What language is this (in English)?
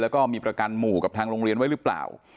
Thai